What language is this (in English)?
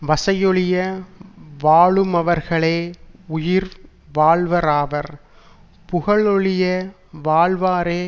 Tamil